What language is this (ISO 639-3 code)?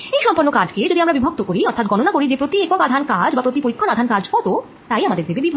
ben